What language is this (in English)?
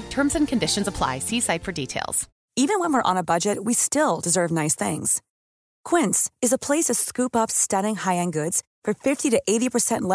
Persian